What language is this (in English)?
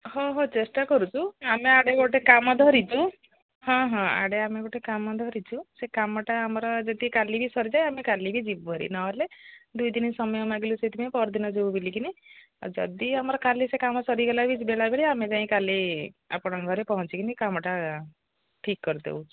Odia